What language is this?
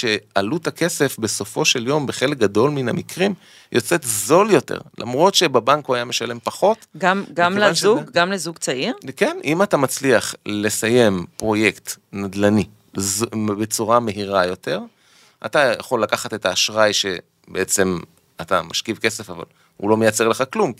Hebrew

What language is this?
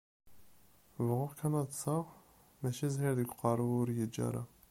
Kabyle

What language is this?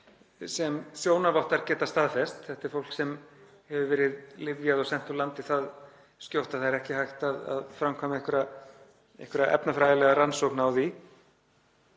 Icelandic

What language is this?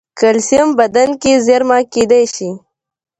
Pashto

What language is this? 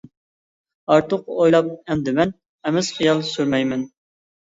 Uyghur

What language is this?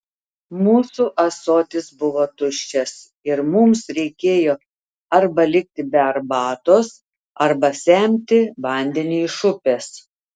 Lithuanian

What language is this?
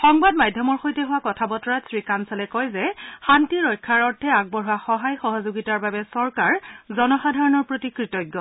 Assamese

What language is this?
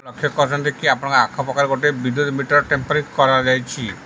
Odia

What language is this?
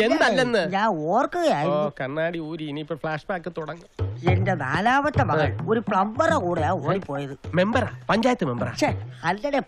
Malayalam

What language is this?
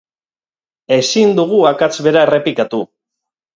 Basque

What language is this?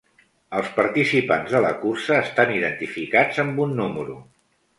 Catalan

